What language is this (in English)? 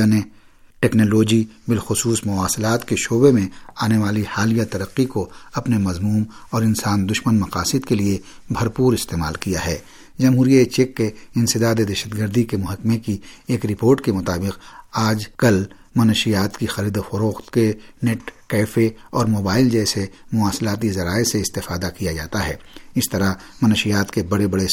Urdu